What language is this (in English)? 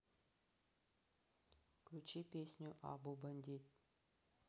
Russian